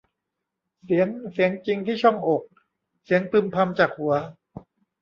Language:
Thai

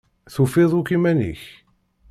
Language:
Kabyle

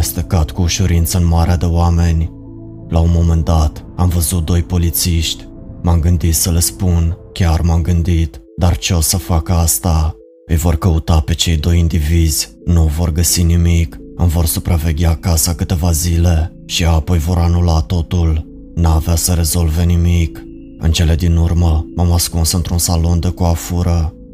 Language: Romanian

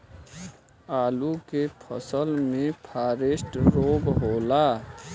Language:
Bhojpuri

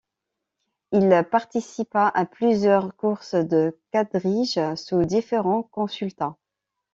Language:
French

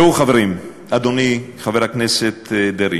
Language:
Hebrew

